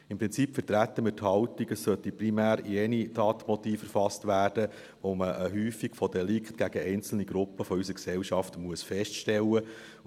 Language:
Swiss German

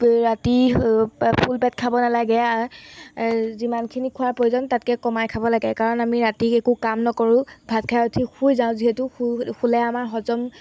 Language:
Assamese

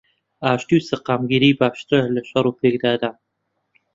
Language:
Central Kurdish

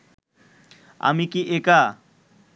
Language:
Bangla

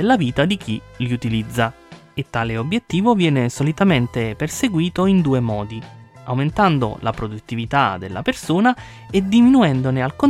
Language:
Italian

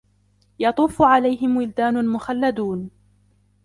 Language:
Arabic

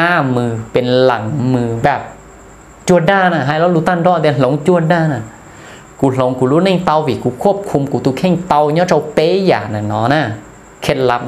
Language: Thai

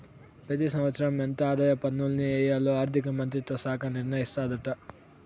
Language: Telugu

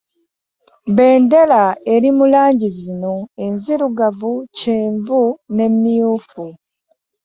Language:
Ganda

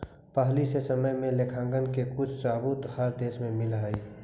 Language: Magahi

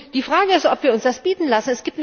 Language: German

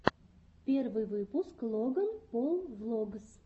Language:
Russian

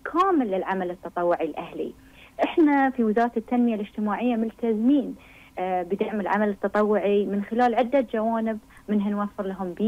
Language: Arabic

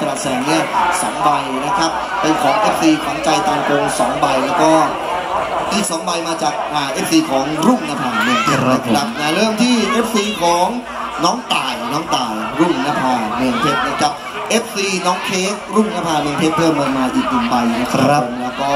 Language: Thai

